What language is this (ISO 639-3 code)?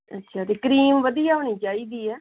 pan